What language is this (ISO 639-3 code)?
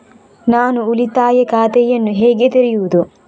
kan